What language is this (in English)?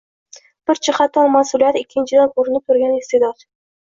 Uzbek